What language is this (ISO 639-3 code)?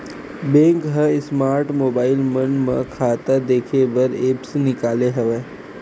hne